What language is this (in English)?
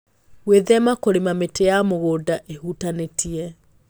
Kikuyu